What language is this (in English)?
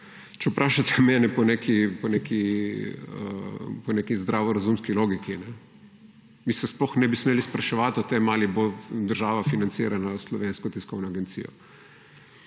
Slovenian